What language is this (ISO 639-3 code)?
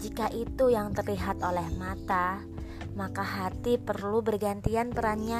ind